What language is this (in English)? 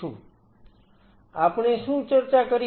Gujarati